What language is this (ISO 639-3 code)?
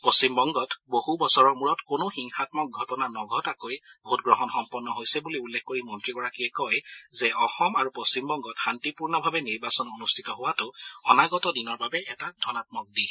asm